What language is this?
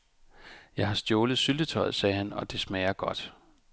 Danish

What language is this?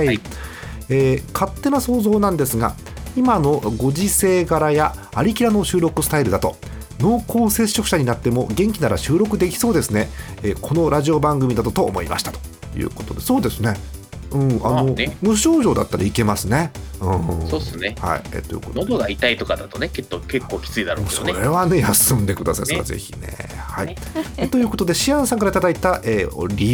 Japanese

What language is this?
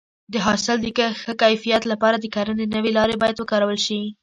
Pashto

